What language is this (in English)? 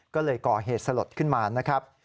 Thai